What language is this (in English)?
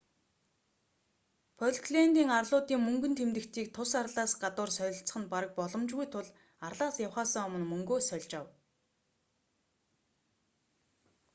Mongolian